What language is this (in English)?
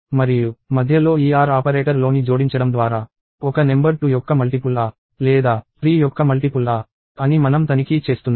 Telugu